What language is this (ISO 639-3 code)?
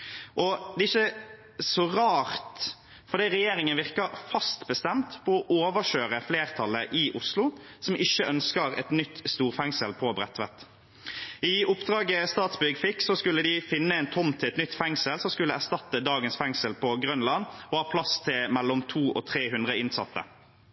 nob